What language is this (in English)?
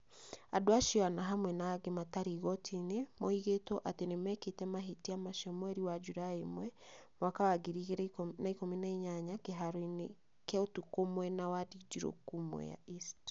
Kikuyu